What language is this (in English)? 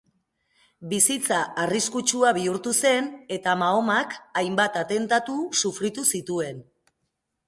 Basque